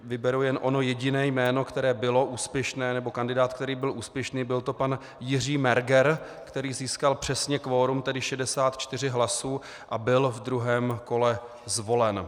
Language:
Czech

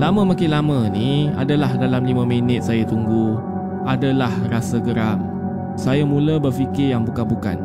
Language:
Malay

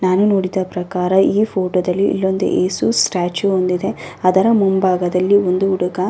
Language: Kannada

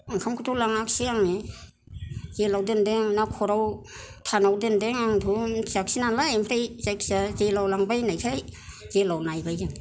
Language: Bodo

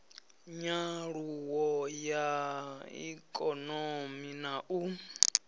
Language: Venda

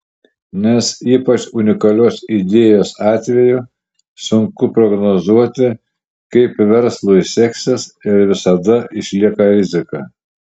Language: Lithuanian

